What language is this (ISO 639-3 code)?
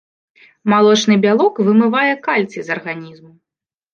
bel